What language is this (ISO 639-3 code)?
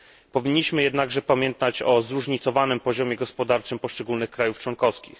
pol